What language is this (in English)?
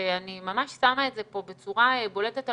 Hebrew